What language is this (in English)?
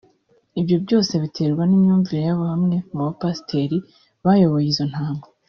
Kinyarwanda